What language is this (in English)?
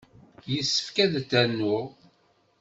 Kabyle